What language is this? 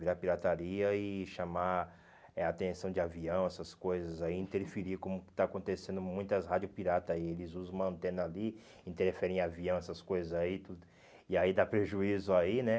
Portuguese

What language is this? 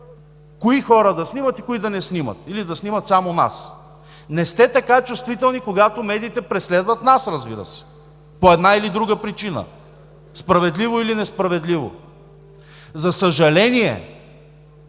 Bulgarian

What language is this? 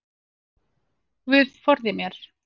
Icelandic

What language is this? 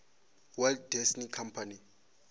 Venda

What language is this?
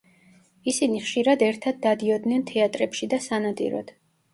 Georgian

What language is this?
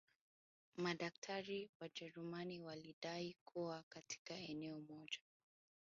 Swahili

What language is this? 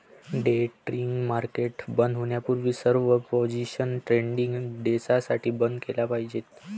Marathi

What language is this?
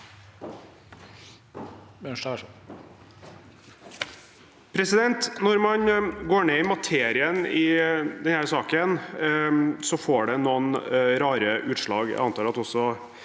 Norwegian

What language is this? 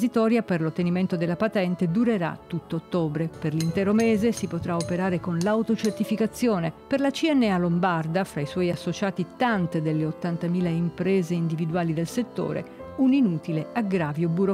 Italian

